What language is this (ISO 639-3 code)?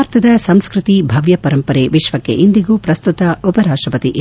kan